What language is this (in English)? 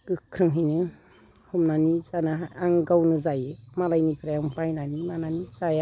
Bodo